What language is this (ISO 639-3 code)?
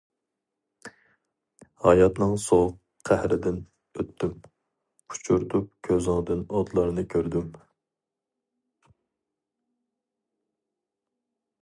uig